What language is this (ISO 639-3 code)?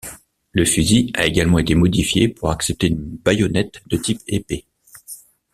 fra